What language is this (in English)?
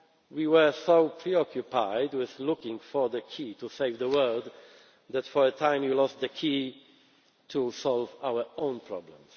English